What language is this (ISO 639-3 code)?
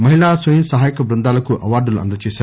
tel